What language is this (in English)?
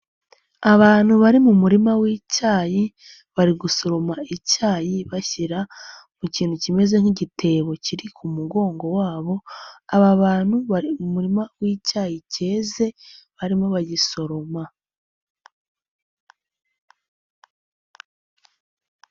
Kinyarwanda